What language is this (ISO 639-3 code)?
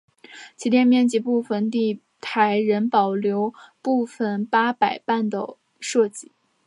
zho